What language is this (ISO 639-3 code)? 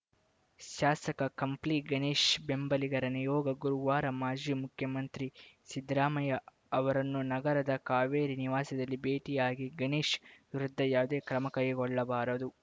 kan